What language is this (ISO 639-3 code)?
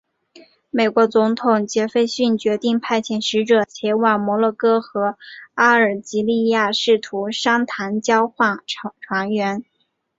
zho